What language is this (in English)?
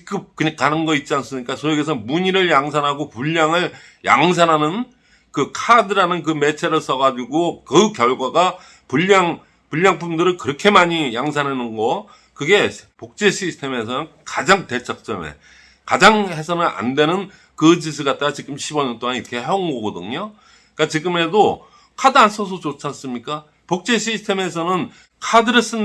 Korean